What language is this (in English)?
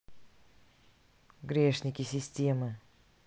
Russian